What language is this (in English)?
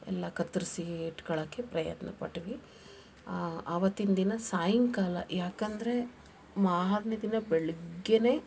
Kannada